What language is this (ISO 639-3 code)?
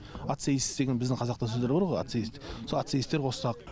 kaz